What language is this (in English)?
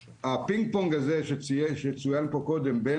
Hebrew